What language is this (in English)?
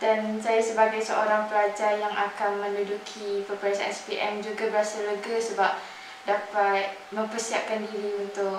Malay